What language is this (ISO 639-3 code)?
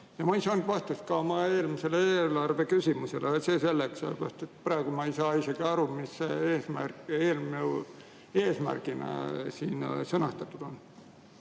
est